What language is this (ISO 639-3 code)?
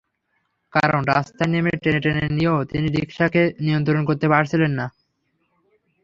ben